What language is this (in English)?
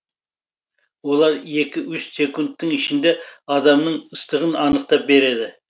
Kazakh